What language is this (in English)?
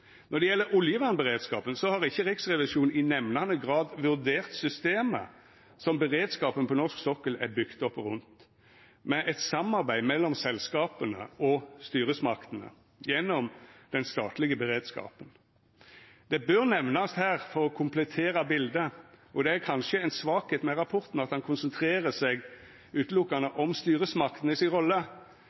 Norwegian Nynorsk